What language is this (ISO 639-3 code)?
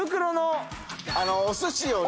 jpn